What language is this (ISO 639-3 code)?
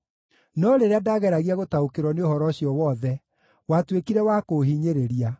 kik